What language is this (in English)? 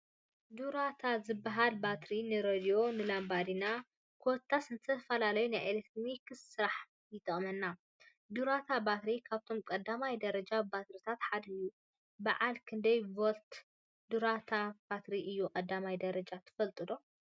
Tigrinya